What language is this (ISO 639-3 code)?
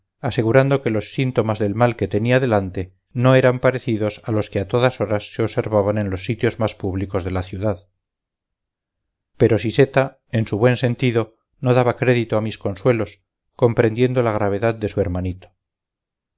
spa